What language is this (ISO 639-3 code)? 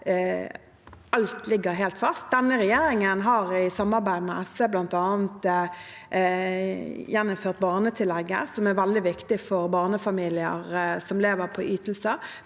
nor